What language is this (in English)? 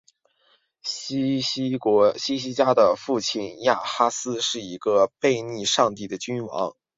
Chinese